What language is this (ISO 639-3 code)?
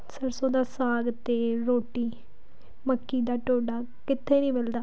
pan